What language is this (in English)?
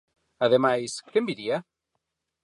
Galician